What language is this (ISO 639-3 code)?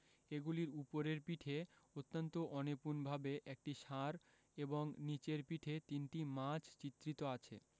ben